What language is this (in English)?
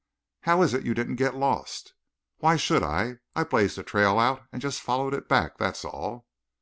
English